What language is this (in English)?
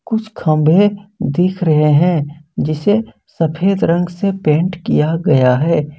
Hindi